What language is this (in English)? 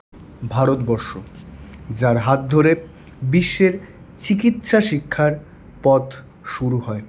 Bangla